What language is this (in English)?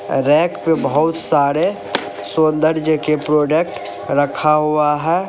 Hindi